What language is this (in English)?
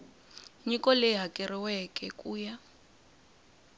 Tsonga